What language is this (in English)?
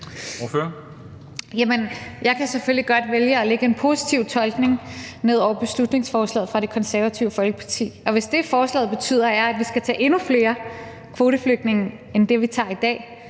Danish